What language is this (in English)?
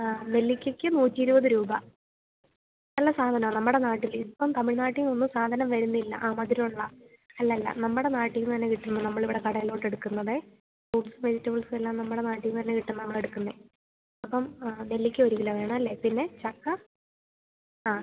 Malayalam